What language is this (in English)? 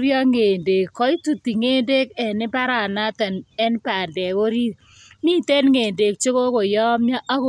Kalenjin